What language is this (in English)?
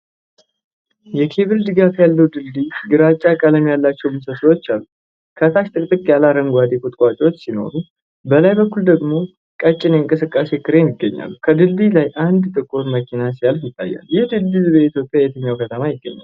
Amharic